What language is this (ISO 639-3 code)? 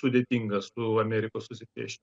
lit